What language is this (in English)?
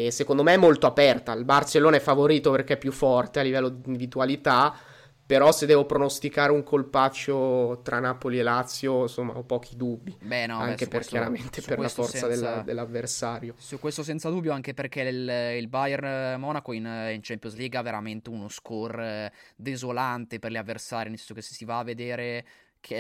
Italian